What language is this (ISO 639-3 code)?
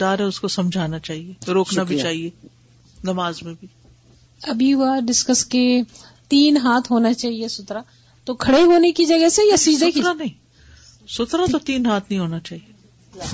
urd